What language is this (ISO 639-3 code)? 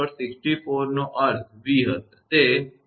guj